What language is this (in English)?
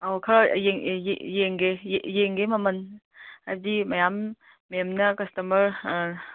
Manipuri